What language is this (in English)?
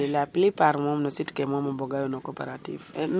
Serer